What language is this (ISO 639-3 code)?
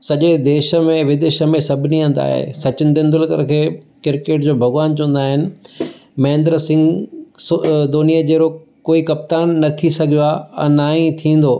snd